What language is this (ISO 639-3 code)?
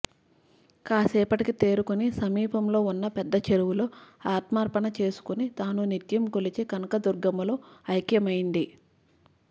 tel